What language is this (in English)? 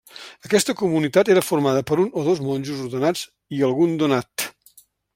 Catalan